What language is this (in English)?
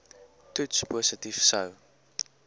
Afrikaans